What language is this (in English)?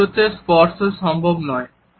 Bangla